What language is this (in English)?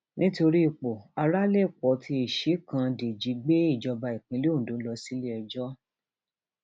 Yoruba